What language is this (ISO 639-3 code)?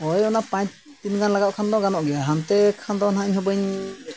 sat